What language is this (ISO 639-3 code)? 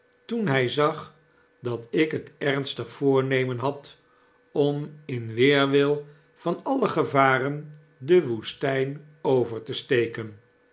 nld